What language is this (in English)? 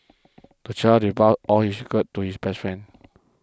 English